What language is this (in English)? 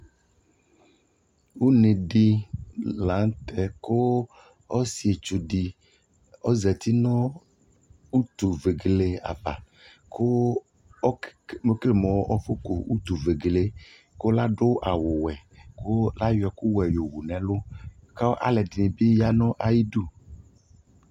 Ikposo